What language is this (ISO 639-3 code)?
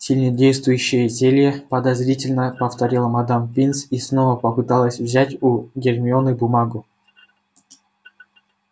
rus